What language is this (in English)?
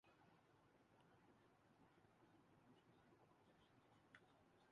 Urdu